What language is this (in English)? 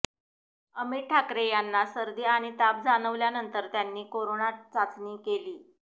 Marathi